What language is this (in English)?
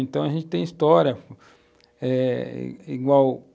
Portuguese